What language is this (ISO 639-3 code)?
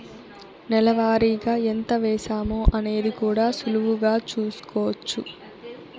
tel